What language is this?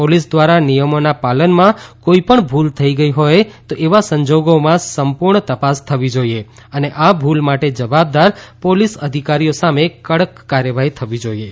Gujarati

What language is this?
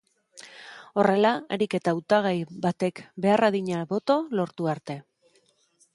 Basque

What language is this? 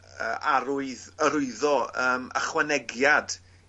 Welsh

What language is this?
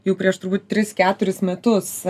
Lithuanian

